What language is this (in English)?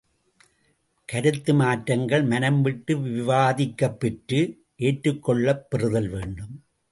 Tamil